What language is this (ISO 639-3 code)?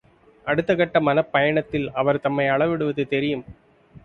tam